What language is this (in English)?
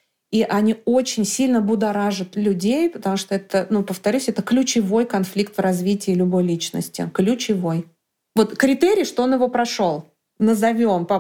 Russian